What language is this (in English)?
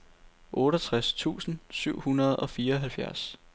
Danish